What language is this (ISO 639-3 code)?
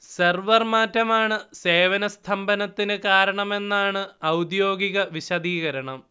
mal